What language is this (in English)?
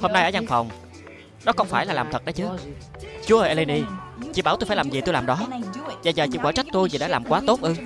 Vietnamese